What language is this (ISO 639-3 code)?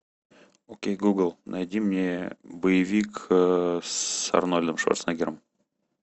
rus